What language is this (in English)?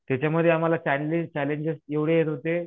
Marathi